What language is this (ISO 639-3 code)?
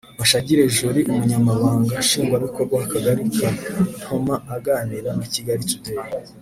kin